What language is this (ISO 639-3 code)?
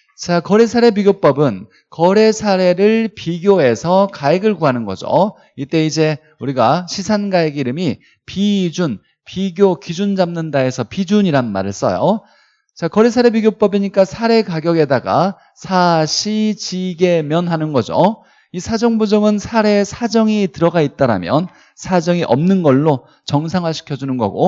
kor